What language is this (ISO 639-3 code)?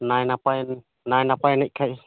sat